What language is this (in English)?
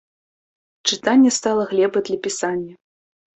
Belarusian